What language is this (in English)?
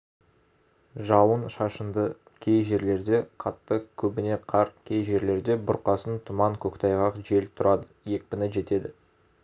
Kazakh